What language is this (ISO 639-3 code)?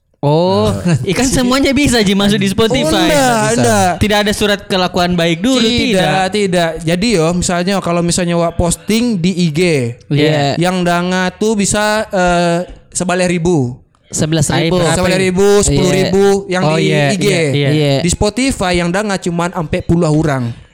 ind